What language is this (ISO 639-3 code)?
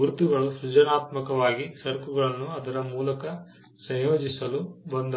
kan